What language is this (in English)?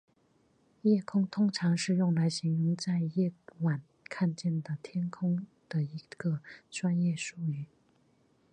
Chinese